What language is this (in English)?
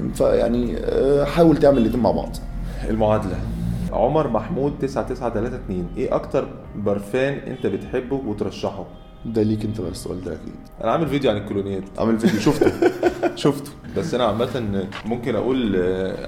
Arabic